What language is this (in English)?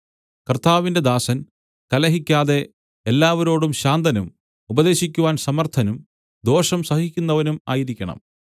Malayalam